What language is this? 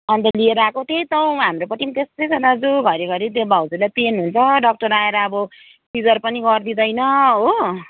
Nepali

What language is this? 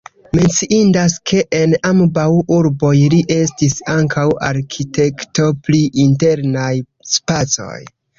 Esperanto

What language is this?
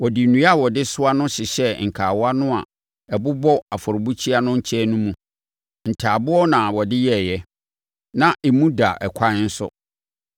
Akan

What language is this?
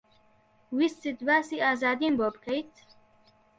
Central Kurdish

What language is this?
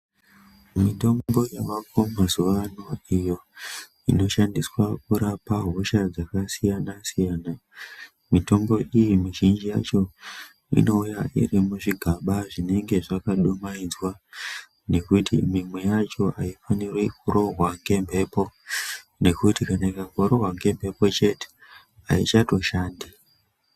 Ndau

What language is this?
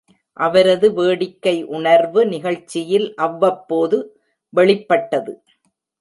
Tamil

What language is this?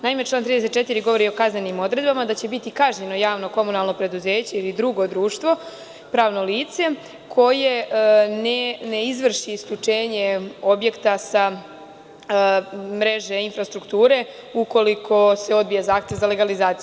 Serbian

